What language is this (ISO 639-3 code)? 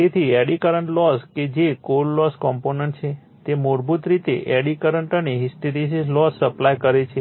guj